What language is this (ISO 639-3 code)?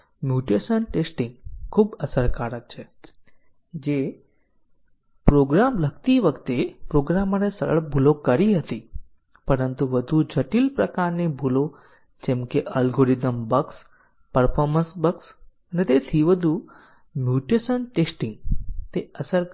guj